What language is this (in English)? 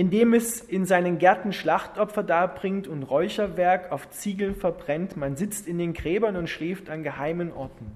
German